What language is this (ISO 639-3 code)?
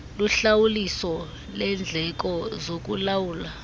xho